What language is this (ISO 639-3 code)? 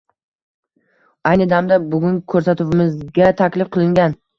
uzb